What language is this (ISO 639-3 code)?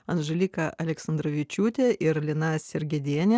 lit